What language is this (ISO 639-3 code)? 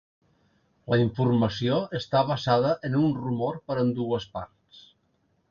cat